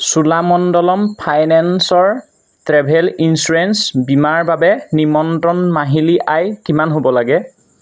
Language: Assamese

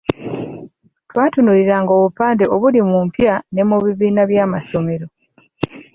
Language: Ganda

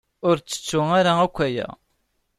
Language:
Kabyle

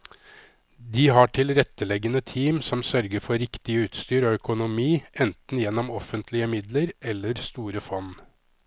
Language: Norwegian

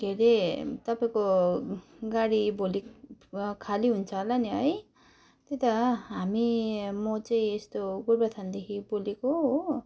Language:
Nepali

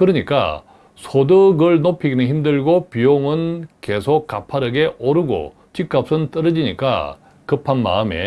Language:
Korean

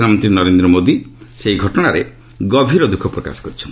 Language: Odia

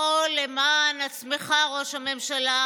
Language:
Hebrew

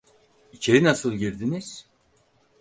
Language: Turkish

